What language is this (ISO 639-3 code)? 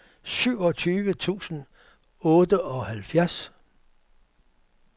dan